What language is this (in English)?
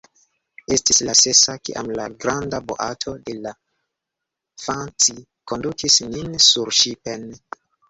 Esperanto